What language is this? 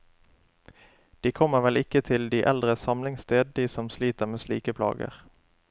Norwegian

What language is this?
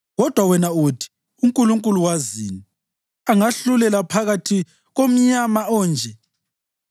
North Ndebele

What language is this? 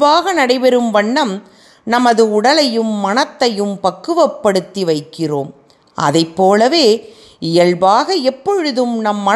Tamil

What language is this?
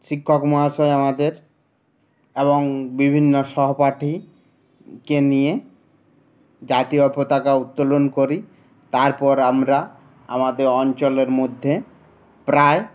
Bangla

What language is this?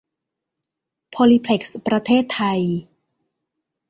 Thai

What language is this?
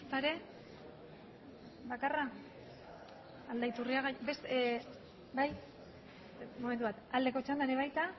Basque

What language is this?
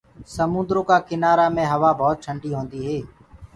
Gurgula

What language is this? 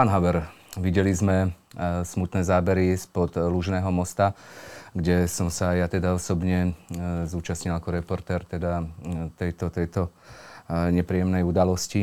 Slovak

